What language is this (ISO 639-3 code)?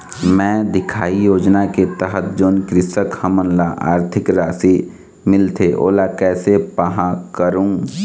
hne